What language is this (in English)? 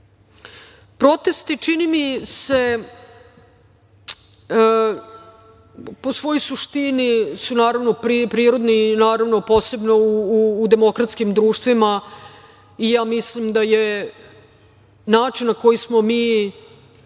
Serbian